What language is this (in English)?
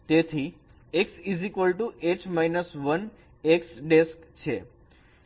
Gujarati